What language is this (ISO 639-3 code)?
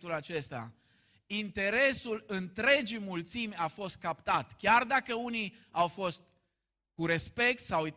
ron